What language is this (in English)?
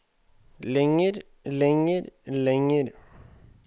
Norwegian